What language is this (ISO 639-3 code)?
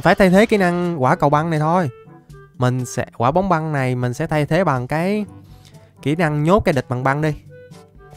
vie